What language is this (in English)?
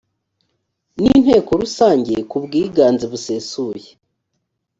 Kinyarwanda